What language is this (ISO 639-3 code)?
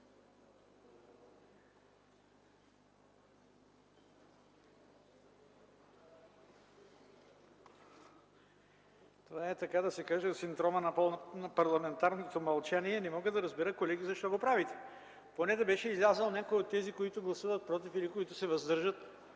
bul